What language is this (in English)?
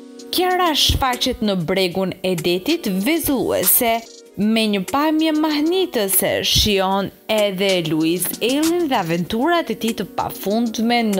Romanian